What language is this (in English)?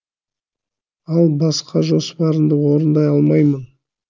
Kazakh